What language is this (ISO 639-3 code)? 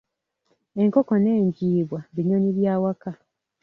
lug